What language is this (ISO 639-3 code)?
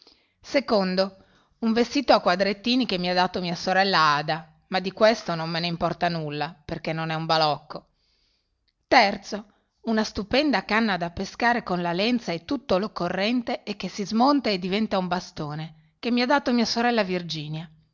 ita